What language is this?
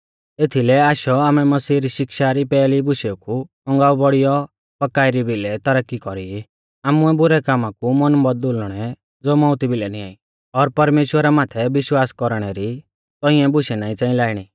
Mahasu Pahari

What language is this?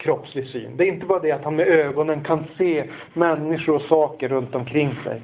Swedish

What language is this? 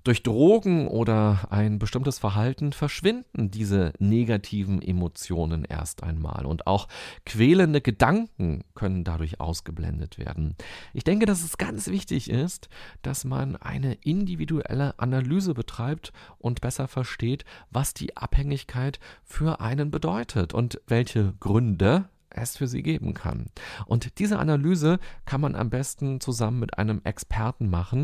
German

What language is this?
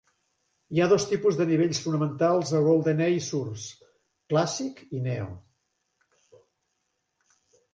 Catalan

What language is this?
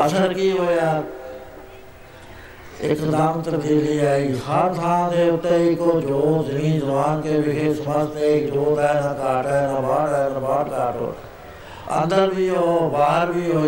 Punjabi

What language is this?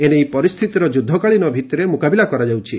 Odia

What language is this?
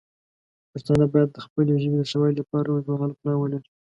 Pashto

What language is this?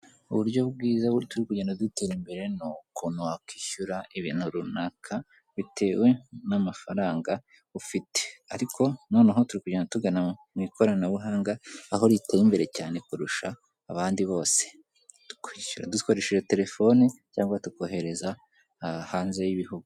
Kinyarwanda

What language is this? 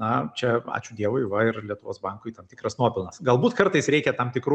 Lithuanian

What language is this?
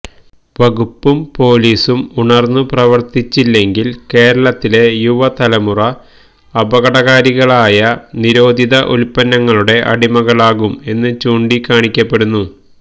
Malayalam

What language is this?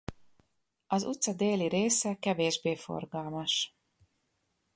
Hungarian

